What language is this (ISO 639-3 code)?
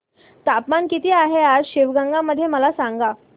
mar